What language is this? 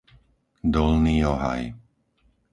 Slovak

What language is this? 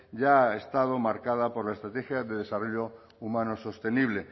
Spanish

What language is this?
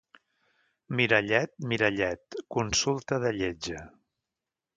Catalan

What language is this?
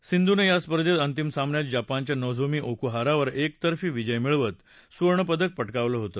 Marathi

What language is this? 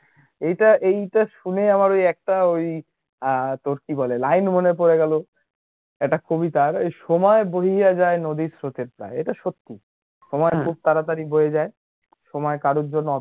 Bangla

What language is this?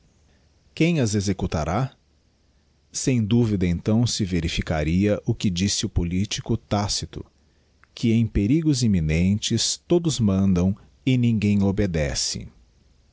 Portuguese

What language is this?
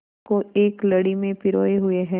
Hindi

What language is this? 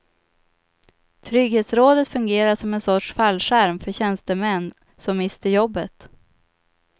Swedish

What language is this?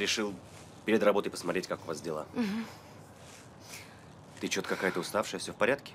Russian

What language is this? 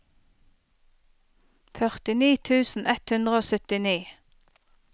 Norwegian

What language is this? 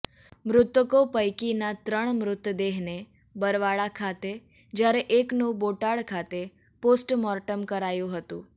Gujarati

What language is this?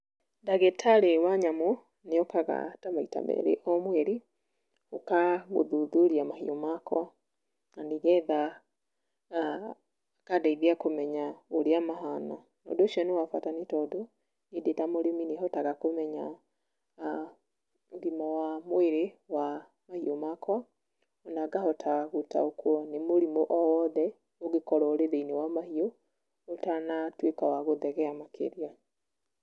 Kikuyu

